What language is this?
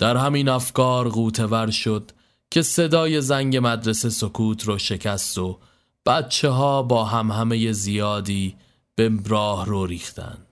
Persian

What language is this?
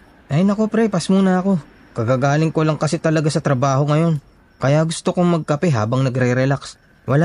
Filipino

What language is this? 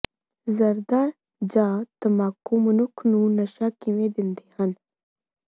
Punjabi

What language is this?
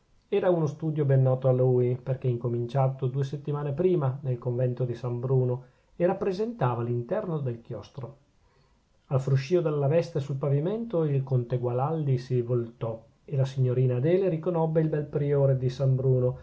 Italian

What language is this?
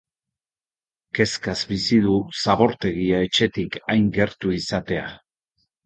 Basque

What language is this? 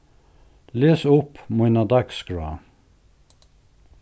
Faroese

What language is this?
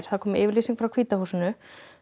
Icelandic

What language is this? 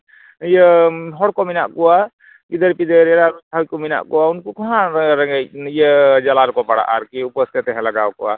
Santali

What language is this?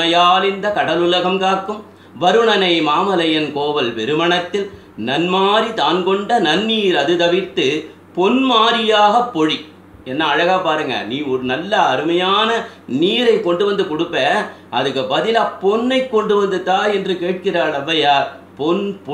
French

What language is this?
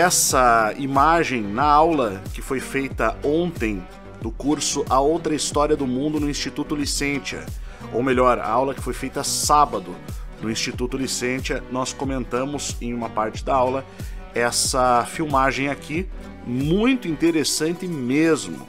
Portuguese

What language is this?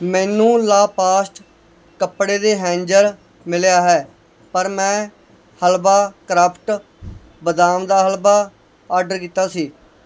Punjabi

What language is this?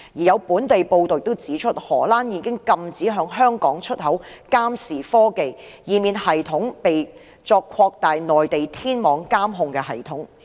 Cantonese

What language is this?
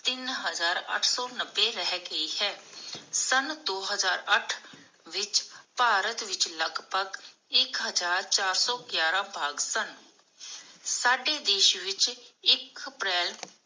Punjabi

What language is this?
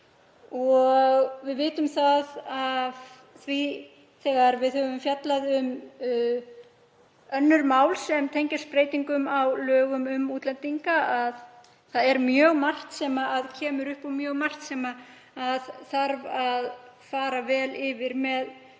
Icelandic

